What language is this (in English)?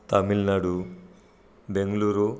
Marathi